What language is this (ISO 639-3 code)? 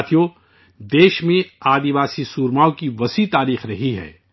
urd